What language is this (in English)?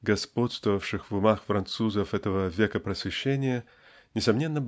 Russian